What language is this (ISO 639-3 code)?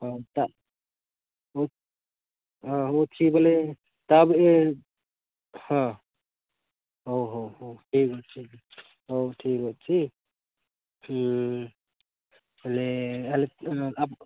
ori